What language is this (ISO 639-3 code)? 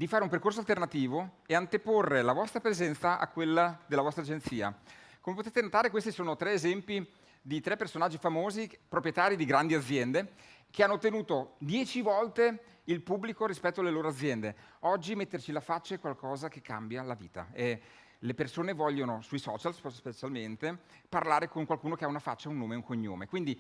ita